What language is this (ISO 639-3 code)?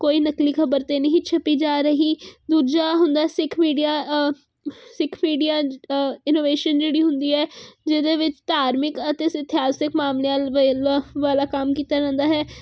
pan